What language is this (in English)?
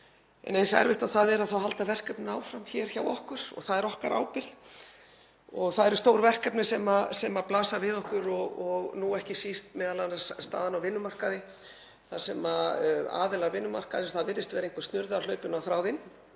Icelandic